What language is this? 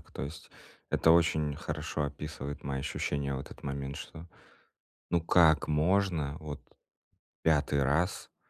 Russian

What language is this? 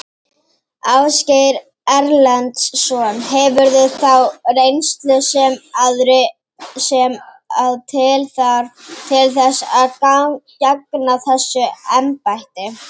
Icelandic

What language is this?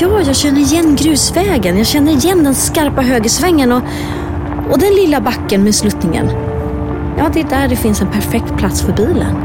Swedish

